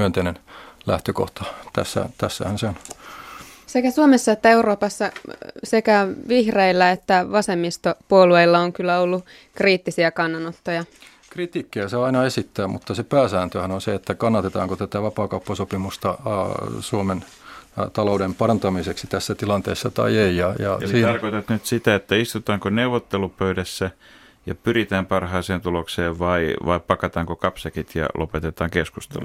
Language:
Finnish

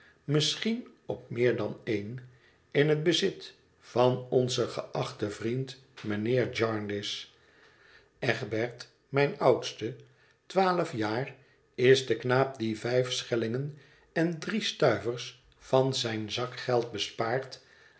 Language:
Dutch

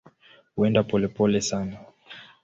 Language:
Swahili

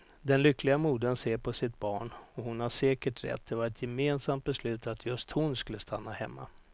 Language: Swedish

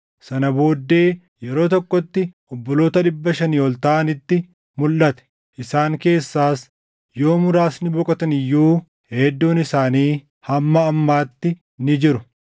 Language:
Oromo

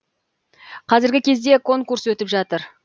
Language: Kazakh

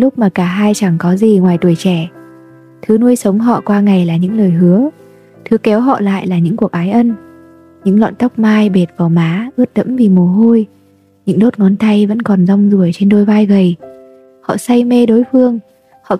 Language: Vietnamese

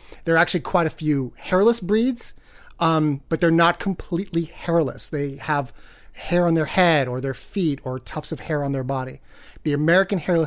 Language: English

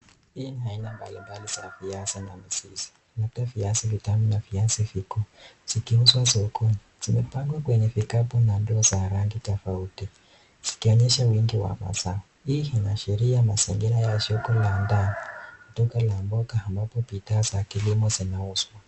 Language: Swahili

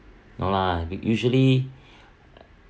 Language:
English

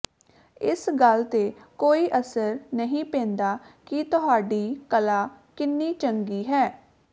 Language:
Punjabi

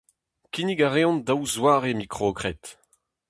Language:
Breton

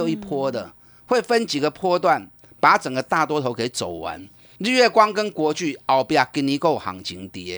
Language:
Chinese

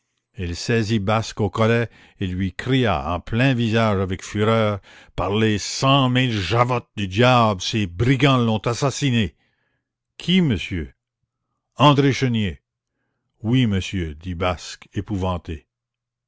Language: French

